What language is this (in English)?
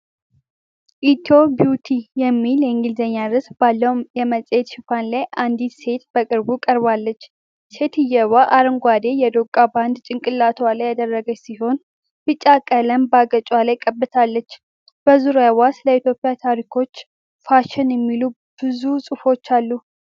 Amharic